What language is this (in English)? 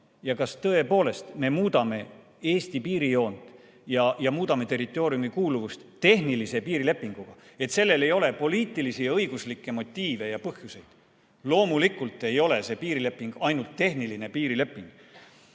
Estonian